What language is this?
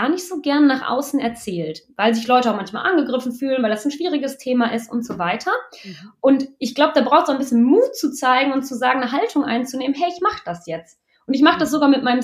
German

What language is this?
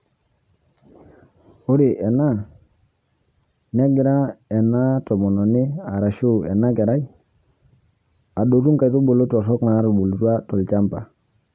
Masai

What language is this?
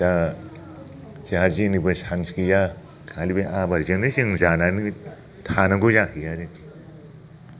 Bodo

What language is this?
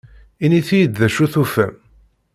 Kabyle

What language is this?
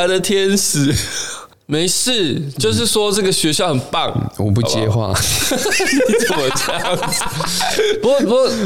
Chinese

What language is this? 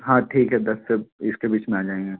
Hindi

